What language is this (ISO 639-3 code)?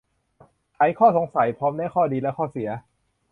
tha